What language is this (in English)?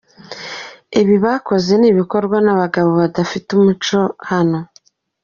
Kinyarwanda